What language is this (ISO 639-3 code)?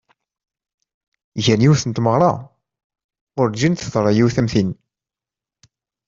kab